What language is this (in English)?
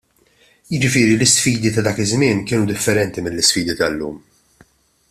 Maltese